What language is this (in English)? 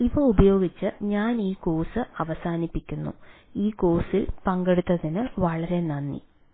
Malayalam